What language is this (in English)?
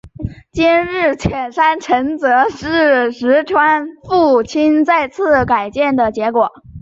Chinese